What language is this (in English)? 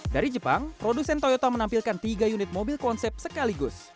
Indonesian